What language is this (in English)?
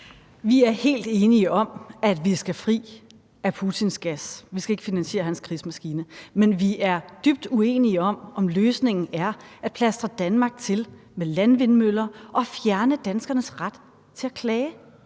Danish